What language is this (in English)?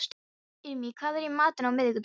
Icelandic